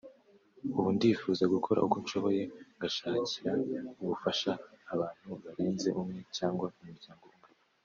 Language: Kinyarwanda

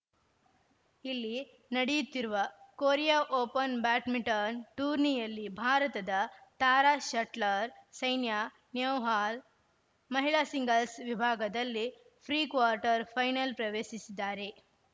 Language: Kannada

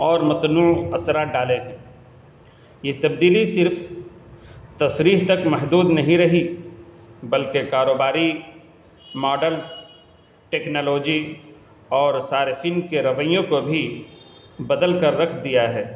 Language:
Urdu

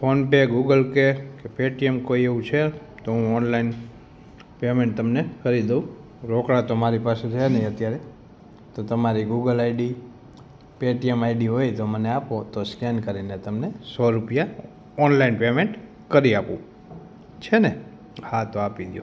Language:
Gujarati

